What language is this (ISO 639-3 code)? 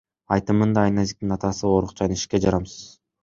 kir